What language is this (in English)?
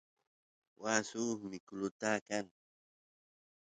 Santiago del Estero Quichua